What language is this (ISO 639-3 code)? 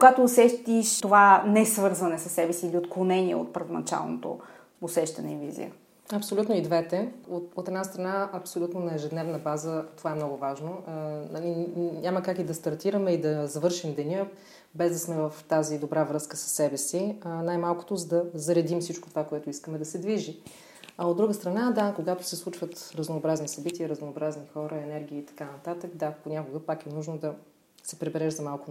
bul